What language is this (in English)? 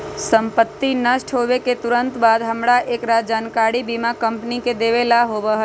Magahi